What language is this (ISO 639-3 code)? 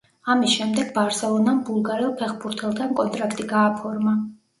kat